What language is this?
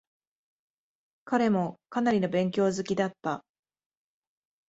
Japanese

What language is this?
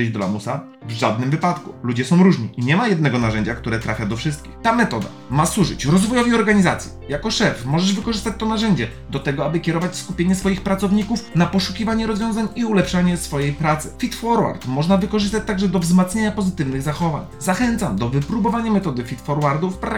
Polish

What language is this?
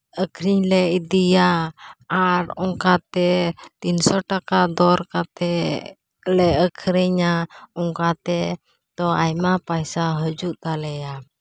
Santali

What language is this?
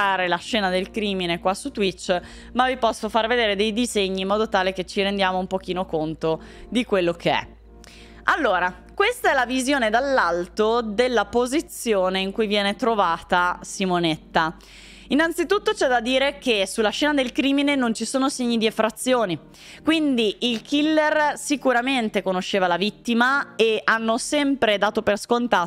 Italian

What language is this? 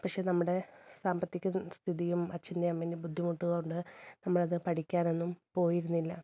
Malayalam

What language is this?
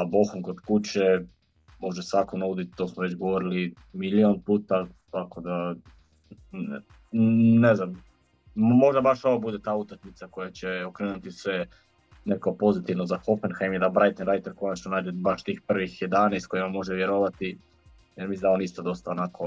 Croatian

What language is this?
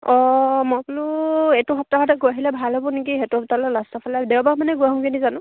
Assamese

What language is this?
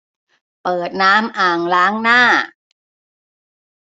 Thai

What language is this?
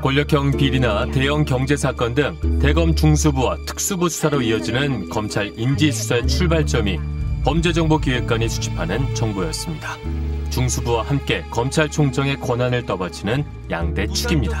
Korean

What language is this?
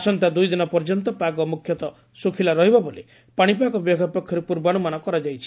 Odia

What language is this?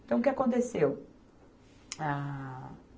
Portuguese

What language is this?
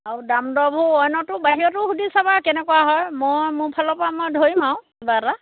Assamese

